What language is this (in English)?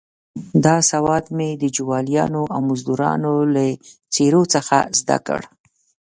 Pashto